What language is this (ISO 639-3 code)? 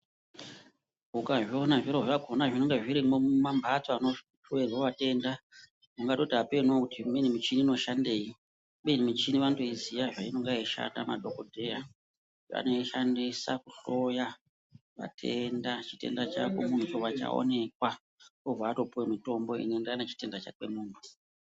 ndc